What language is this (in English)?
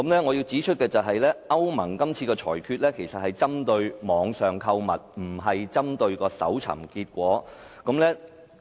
Cantonese